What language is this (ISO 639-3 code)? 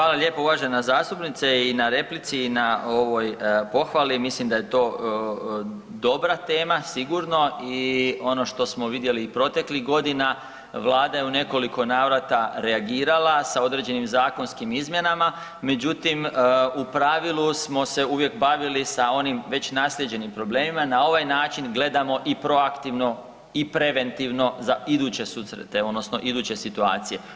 hrv